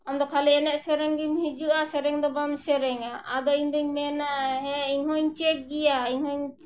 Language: Santali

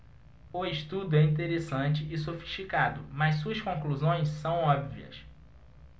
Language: Portuguese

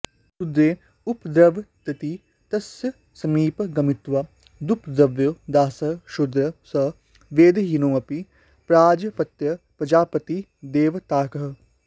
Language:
Sanskrit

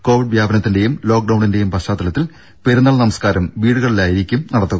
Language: Malayalam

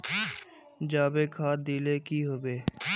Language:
Magahi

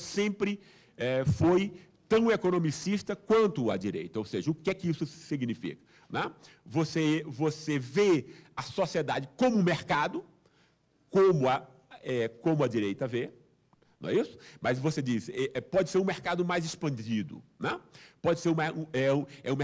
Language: Portuguese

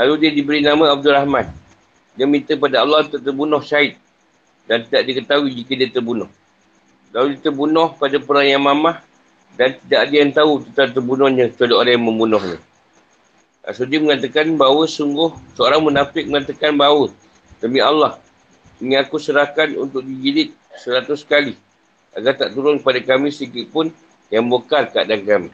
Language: Malay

